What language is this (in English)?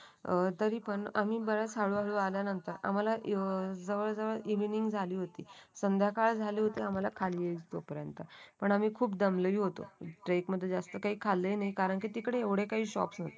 Marathi